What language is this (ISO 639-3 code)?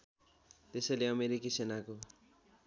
nep